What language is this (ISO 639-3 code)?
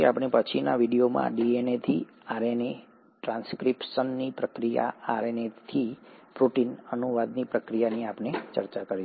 guj